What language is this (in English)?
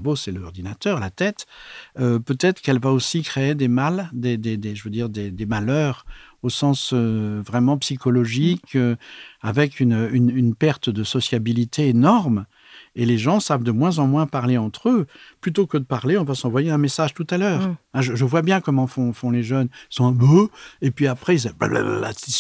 French